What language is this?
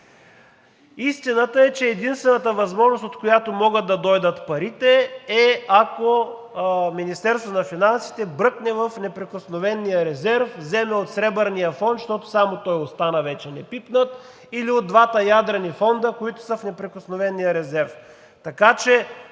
Bulgarian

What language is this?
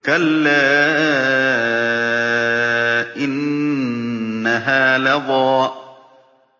Arabic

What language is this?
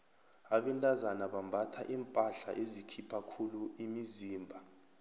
South Ndebele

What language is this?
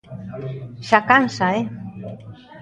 Galician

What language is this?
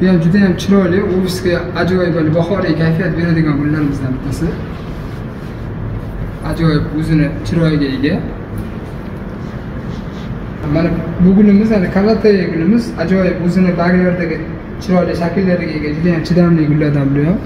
Turkish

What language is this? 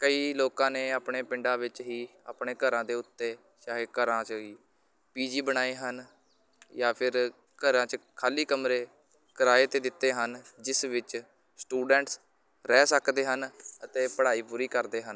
Punjabi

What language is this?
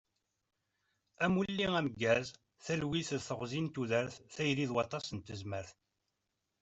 Kabyle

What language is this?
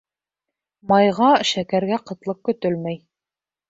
Bashkir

